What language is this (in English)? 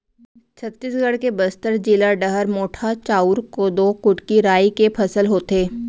Chhattisgarhi